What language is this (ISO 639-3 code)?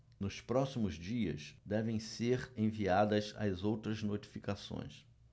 por